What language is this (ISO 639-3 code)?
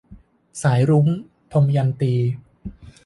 tha